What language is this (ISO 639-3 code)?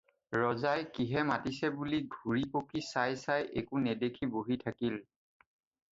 asm